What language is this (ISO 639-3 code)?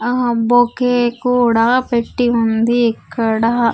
tel